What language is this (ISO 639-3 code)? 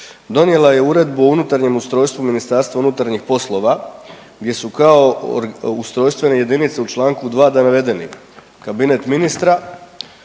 hrv